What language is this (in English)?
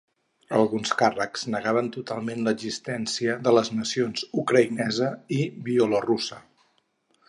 Catalan